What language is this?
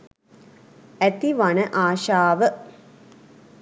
Sinhala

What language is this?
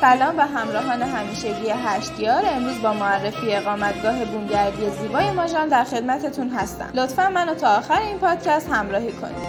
Persian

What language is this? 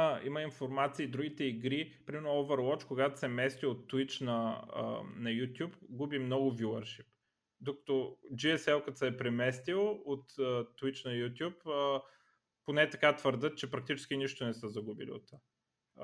Bulgarian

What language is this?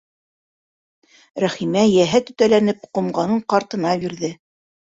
Bashkir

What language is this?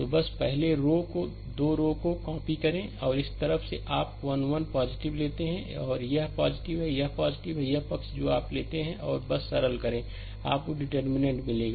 Hindi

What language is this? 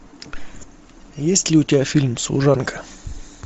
Russian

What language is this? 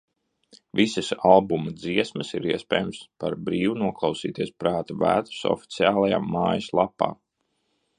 Latvian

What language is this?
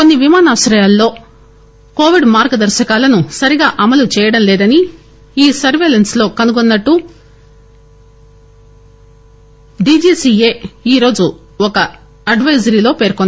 Telugu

